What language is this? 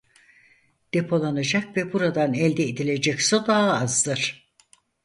Turkish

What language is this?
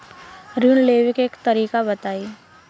Bhojpuri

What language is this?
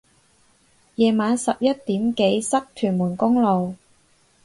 Cantonese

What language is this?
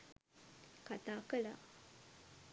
Sinhala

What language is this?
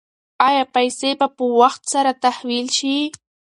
Pashto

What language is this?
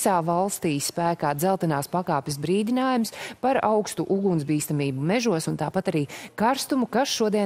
Latvian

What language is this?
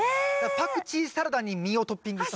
Japanese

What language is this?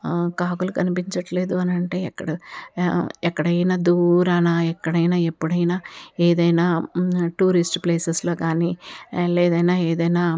Telugu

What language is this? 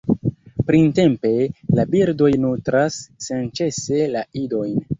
Esperanto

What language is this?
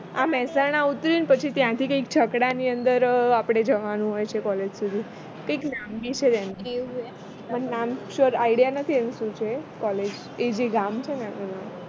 Gujarati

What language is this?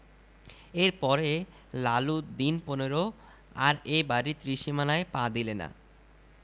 Bangla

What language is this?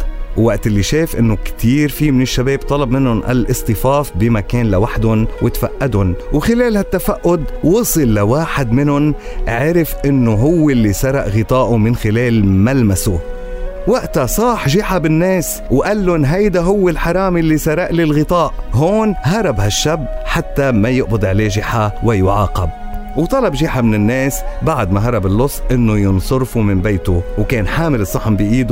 Arabic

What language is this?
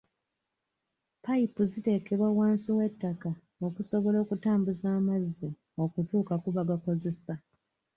Ganda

